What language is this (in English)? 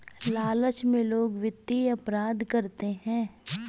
Hindi